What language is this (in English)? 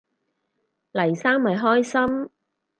Cantonese